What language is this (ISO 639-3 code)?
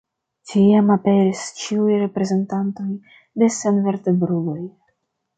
epo